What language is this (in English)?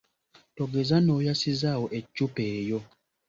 Ganda